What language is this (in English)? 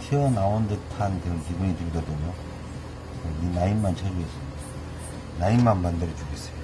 Korean